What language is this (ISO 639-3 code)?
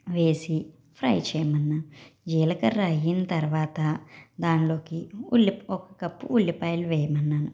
tel